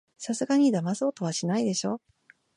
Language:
Japanese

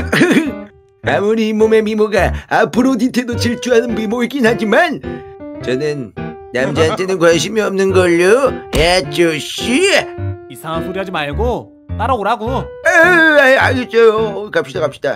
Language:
Korean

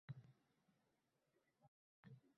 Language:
Uzbek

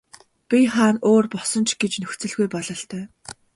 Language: Mongolian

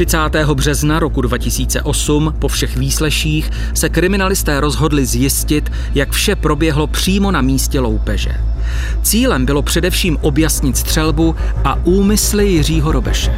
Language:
Czech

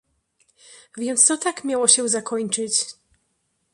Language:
Polish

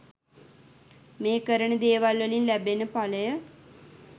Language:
Sinhala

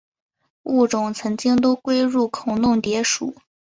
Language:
Chinese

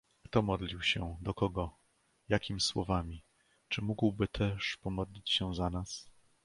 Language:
Polish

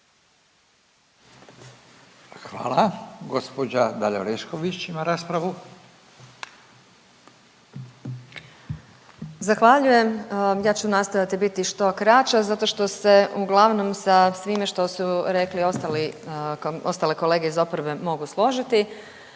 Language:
Croatian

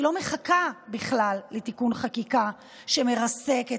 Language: Hebrew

